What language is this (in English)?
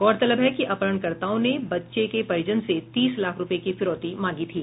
Hindi